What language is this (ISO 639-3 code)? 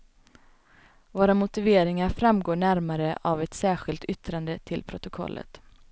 swe